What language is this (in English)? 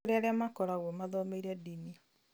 Kikuyu